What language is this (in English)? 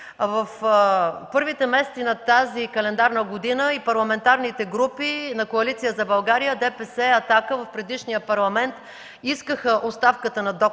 Bulgarian